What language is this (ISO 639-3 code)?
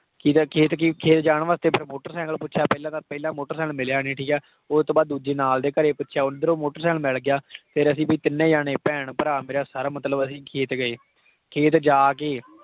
pan